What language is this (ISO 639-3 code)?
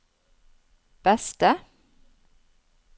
nor